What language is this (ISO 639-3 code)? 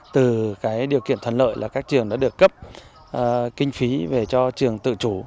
vie